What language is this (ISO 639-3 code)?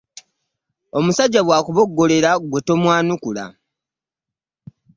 lug